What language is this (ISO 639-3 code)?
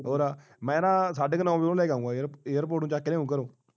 pan